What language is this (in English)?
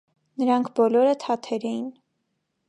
Armenian